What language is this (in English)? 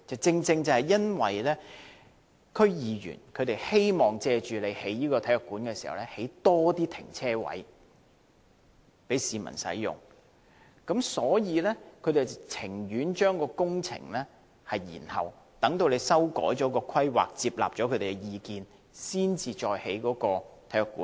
Cantonese